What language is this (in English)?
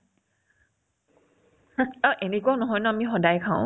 Assamese